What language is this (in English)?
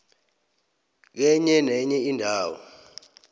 South Ndebele